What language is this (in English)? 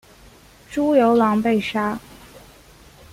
Chinese